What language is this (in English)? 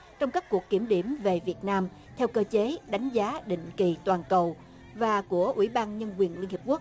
Vietnamese